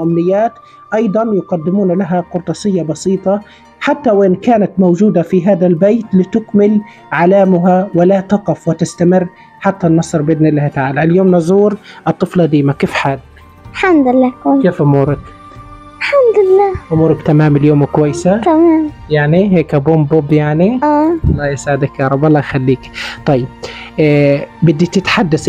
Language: Arabic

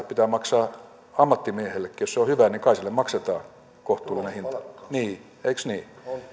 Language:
Finnish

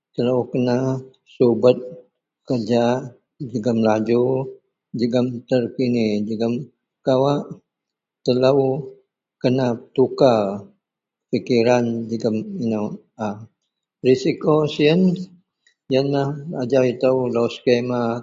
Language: Central Melanau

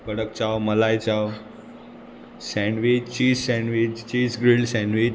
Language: Konkani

